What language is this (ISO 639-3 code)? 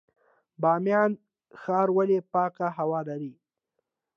pus